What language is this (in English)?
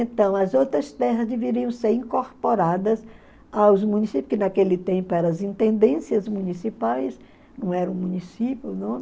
Portuguese